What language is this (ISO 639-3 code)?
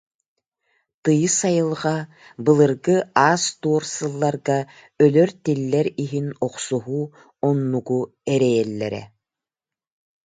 sah